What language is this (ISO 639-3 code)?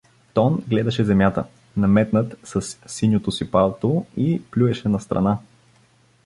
bul